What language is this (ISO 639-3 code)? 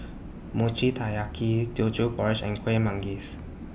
eng